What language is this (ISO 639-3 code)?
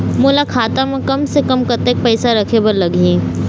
hne